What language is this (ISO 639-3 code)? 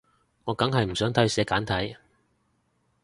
yue